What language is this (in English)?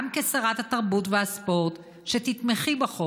Hebrew